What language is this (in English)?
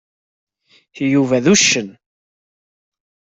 Kabyle